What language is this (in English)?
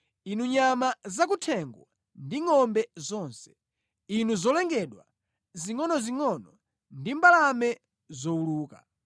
Nyanja